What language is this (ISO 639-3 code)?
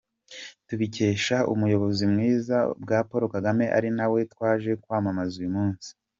kin